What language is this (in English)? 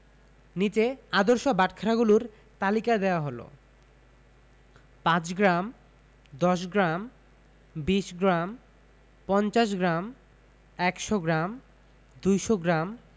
Bangla